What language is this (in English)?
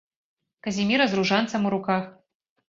Belarusian